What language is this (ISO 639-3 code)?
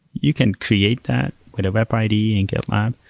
eng